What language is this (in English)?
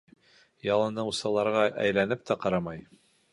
Bashkir